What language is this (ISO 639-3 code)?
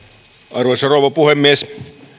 fin